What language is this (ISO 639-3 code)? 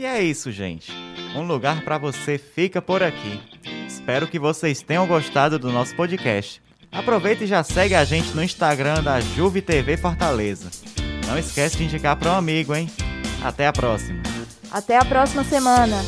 por